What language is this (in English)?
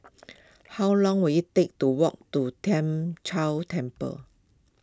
English